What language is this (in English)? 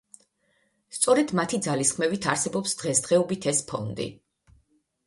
Georgian